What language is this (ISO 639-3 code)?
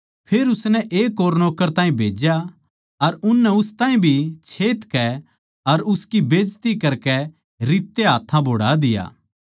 bgc